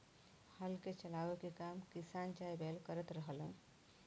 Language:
Bhojpuri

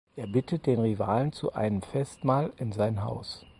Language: German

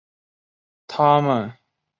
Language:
Chinese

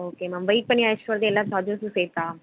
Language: Tamil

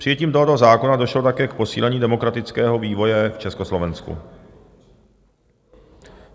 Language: Czech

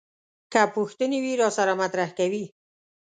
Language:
Pashto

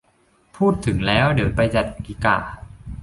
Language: Thai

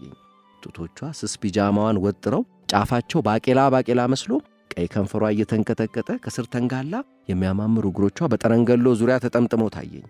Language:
Arabic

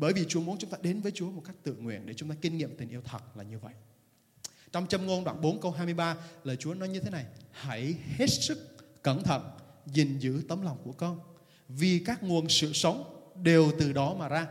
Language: Vietnamese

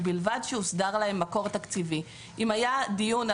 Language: Hebrew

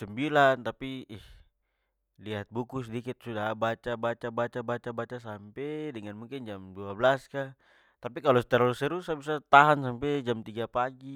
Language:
Papuan Malay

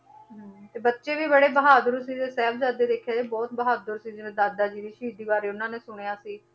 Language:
Punjabi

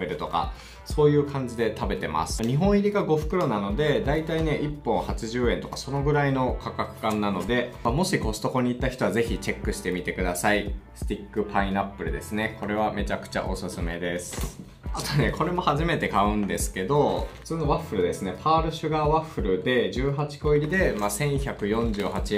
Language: Japanese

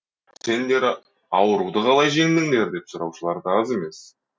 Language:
Kazakh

